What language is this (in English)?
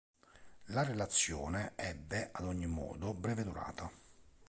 Italian